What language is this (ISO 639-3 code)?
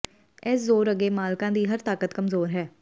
pan